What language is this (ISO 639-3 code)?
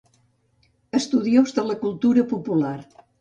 cat